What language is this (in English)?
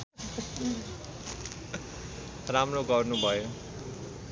Nepali